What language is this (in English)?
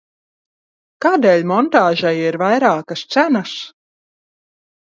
Latvian